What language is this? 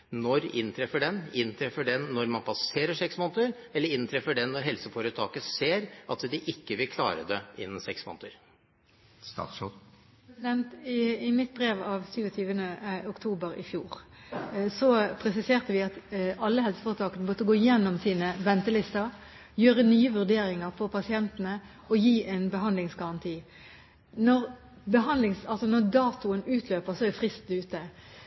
Norwegian Bokmål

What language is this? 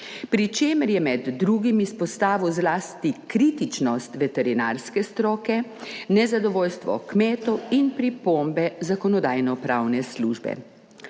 Slovenian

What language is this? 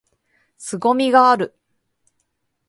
Japanese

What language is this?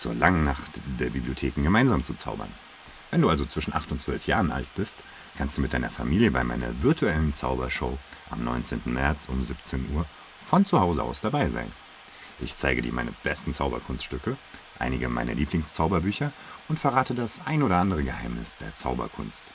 German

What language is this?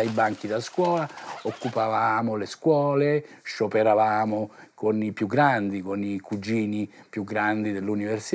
Italian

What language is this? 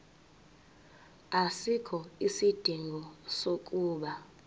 Zulu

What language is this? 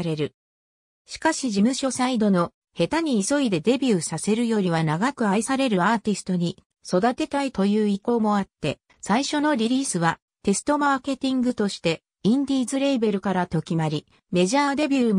Japanese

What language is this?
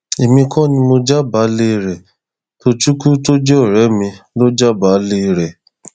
Yoruba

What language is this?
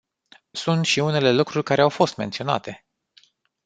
Romanian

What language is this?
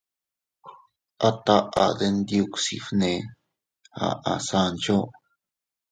Teutila Cuicatec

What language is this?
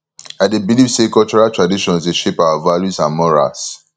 Nigerian Pidgin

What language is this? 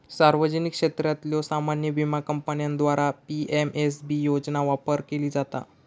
Marathi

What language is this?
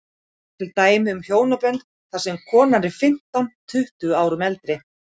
Icelandic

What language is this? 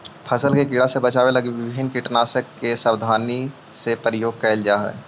Magahi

